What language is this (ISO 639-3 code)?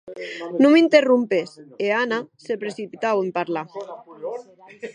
oci